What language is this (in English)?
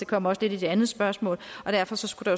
Danish